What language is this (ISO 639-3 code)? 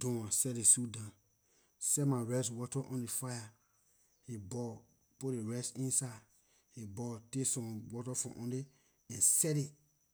lir